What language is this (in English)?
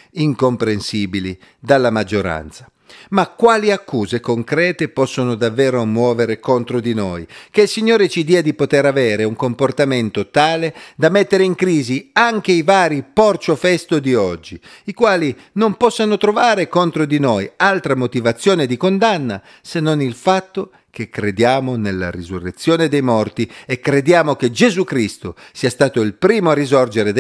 Italian